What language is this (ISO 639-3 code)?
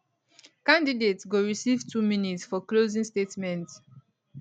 pcm